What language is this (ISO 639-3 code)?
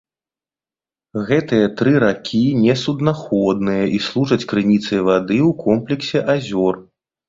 bel